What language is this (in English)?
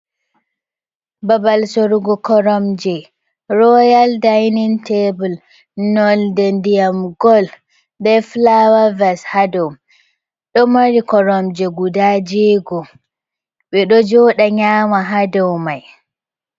Fula